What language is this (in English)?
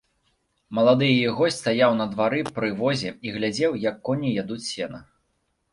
Belarusian